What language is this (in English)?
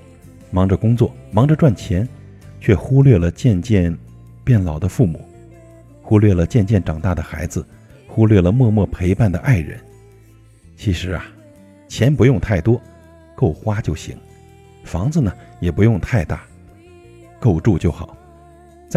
Chinese